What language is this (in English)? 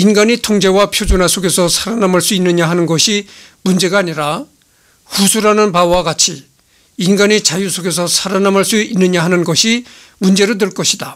Korean